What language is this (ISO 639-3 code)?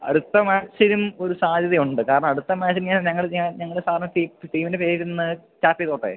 mal